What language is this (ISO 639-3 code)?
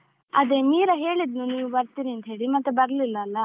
kan